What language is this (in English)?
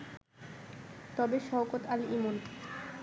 Bangla